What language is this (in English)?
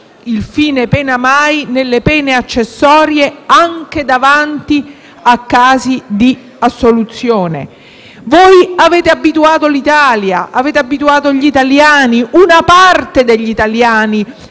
Italian